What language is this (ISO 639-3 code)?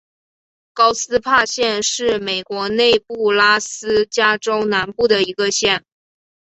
zho